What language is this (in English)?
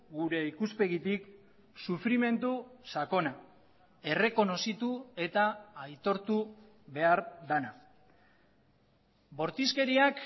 Basque